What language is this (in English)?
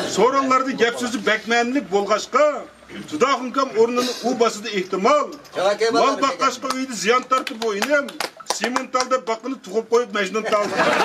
Turkish